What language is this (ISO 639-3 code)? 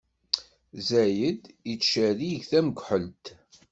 kab